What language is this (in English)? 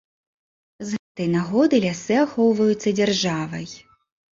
Belarusian